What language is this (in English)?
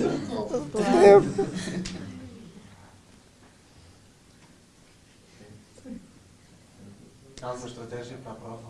Portuguese